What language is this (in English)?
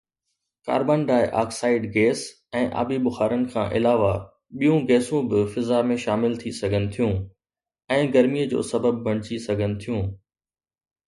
Sindhi